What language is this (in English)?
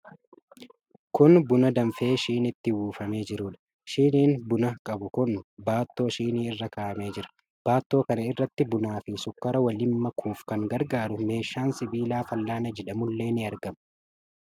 Oromo